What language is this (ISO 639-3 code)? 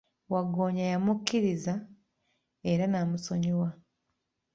lug